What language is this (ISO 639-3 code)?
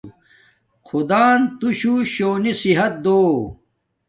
dmk